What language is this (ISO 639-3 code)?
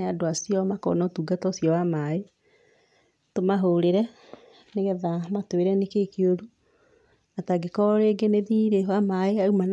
kik